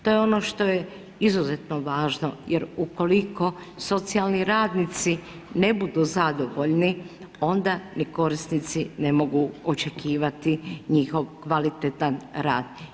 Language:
Croatian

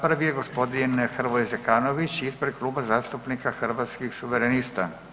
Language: Croatian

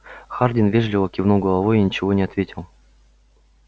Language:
Russian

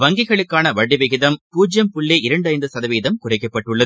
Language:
Tamil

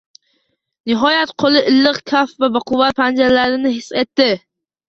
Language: Uzbek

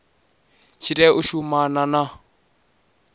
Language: Venda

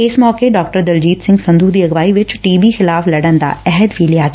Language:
Punjabi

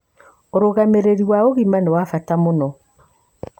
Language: Kikuyu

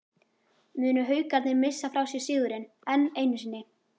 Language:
Icelandic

